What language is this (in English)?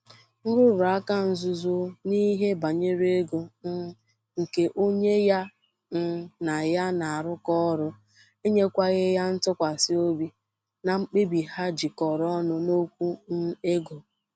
Igbo